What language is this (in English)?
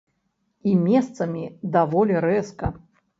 Belarusian